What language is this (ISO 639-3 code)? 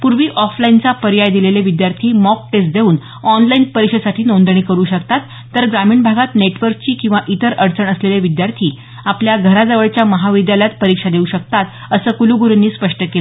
mar